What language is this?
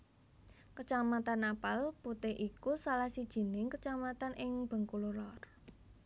Javanese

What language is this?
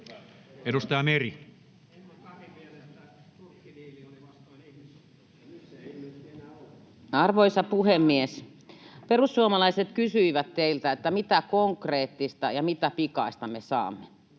Finnish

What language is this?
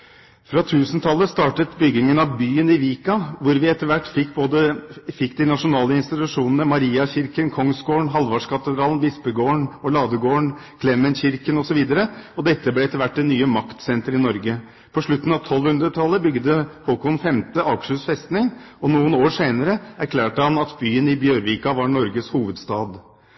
Norwegian Bokmål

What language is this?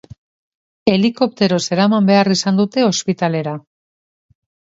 Basque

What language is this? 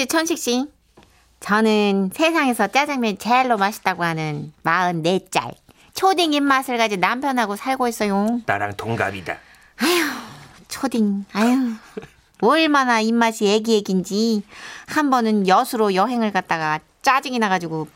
Korean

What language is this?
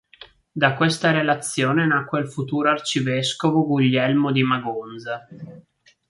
Italian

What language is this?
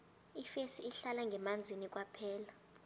South Ndebele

